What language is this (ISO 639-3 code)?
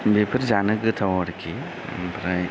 brx